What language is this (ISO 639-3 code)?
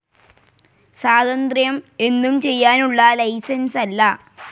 mal